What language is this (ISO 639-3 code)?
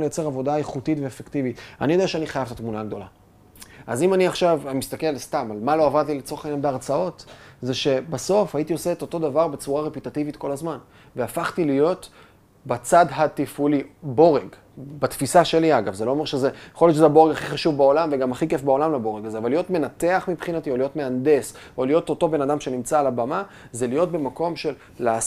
heb